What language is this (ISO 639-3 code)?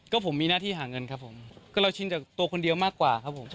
tha